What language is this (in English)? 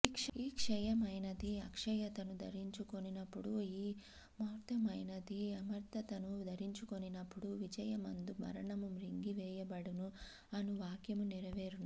Telugu